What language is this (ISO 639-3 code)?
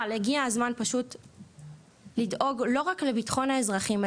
heb